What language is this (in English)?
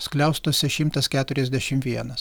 Lithuanian